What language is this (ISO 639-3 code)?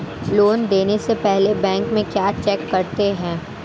hin